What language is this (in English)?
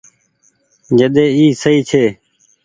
Goaria